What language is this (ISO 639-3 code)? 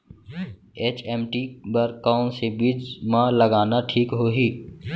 hne